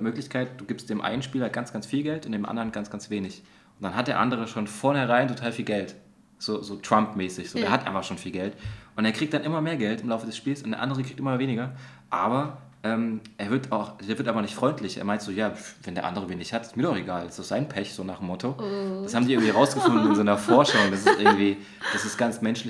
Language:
German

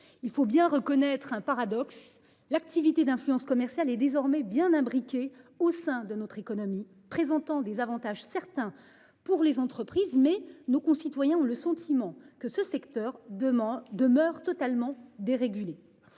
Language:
French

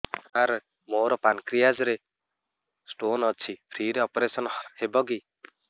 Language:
Odia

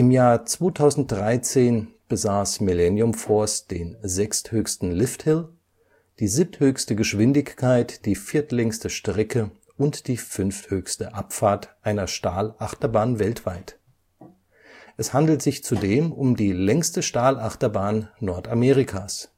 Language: German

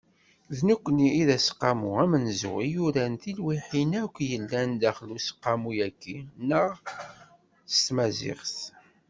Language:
Kabyle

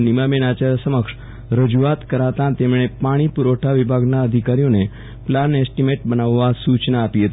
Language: Gujarati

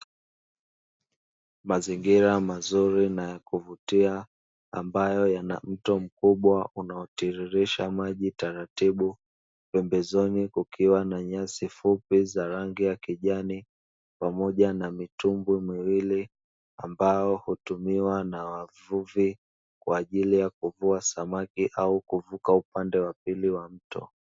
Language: Swahili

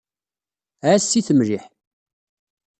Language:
Kabyle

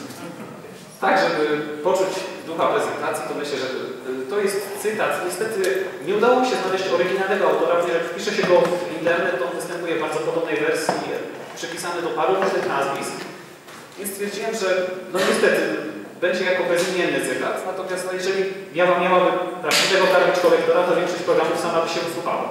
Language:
Polish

